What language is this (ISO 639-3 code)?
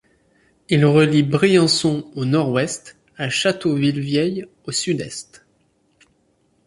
fra